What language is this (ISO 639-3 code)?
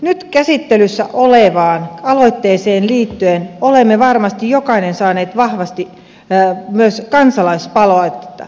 fin